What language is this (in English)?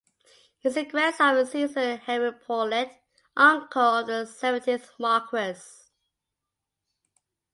English